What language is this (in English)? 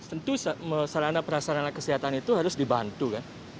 Indonesian